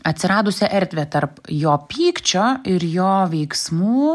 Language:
Lithuanian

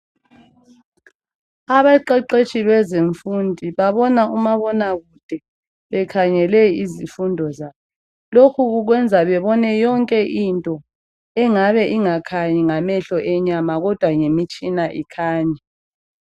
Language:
North Ndebele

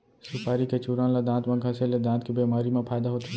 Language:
Chhattisgarhi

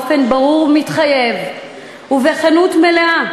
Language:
Hebrew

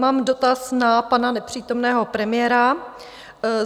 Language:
Czech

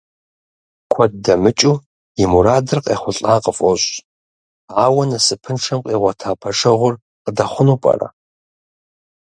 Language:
Kabardian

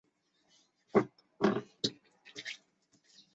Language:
Chinese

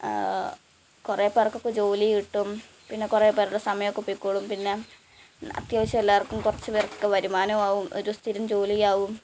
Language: Malayalam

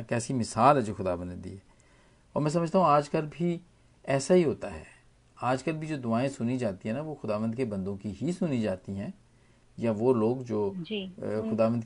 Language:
Hindi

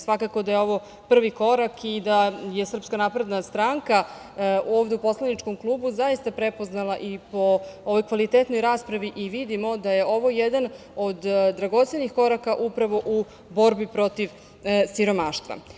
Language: Serbian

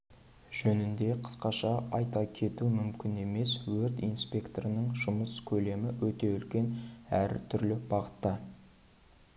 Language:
Kazakh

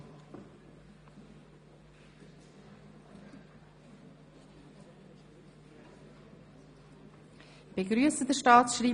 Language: Swiss German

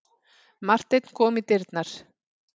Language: Icelandic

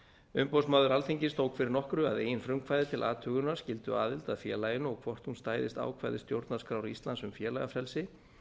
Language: Icelandic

